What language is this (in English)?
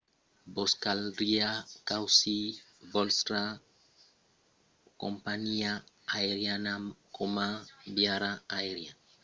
Occitan